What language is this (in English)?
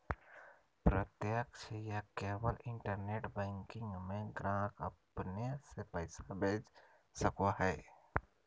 Magahi